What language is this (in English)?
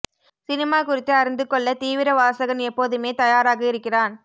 Tamil